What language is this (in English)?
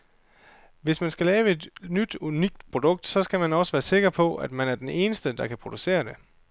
Danish